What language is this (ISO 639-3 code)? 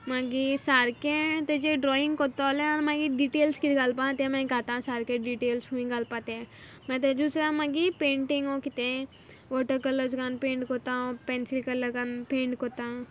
kok